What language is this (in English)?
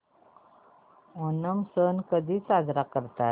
Marathi